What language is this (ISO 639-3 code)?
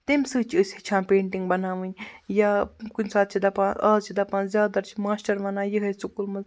kas